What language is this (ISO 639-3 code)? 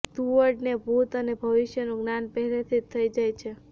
guj